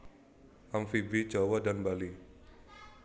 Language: Javanese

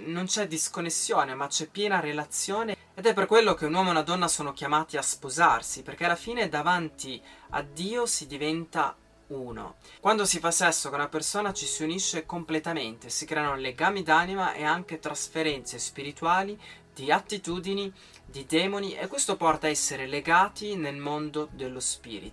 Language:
Italian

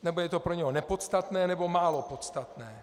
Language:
Czech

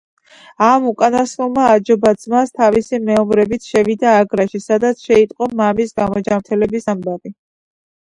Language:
Georgian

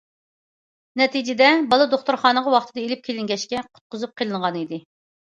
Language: Uyghur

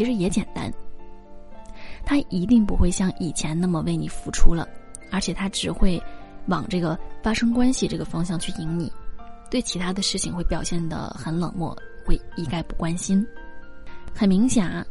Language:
Chinese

